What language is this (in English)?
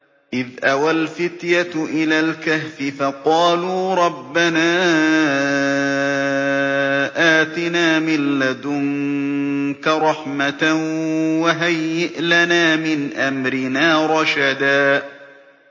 Arabic